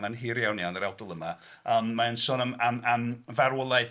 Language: Welsh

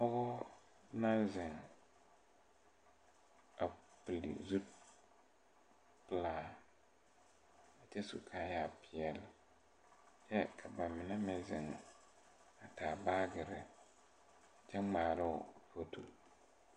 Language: Southern Dagaare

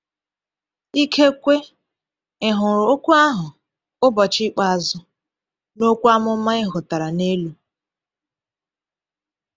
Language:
Igbo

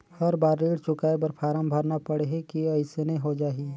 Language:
Chhattisgarhi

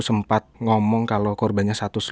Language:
Indonesian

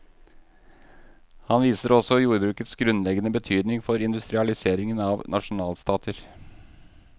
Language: Norwegian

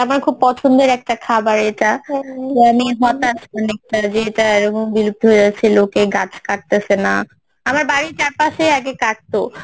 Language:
Bangla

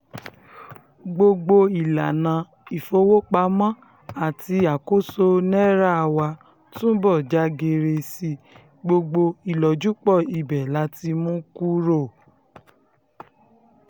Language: Yoruba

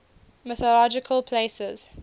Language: English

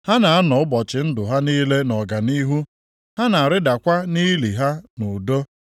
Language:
Igbo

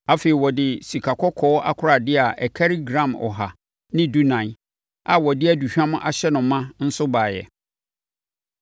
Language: Akan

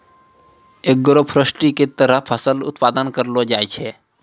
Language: Maithili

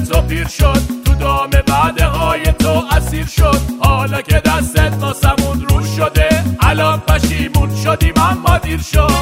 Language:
Persian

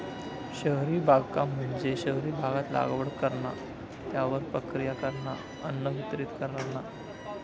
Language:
Marathi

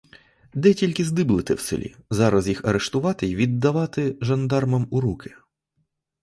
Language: Ukrainian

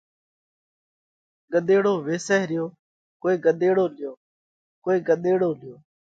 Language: Parkari Koli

